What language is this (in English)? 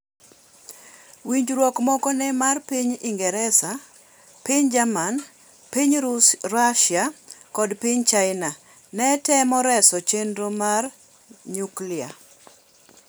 Luo (Kenya and Tanzania)